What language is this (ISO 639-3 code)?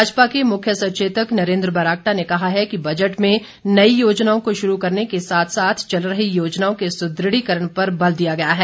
hin